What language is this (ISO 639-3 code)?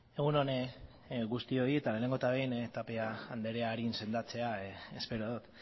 eus